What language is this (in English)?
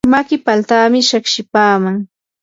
Yanahuanca Pasco Quechua